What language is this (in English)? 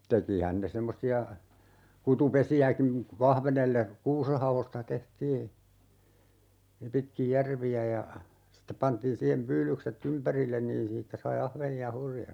Finnish